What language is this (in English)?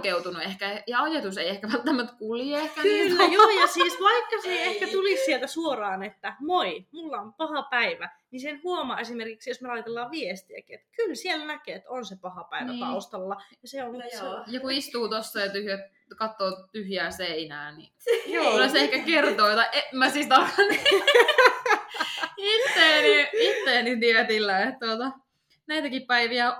Finnish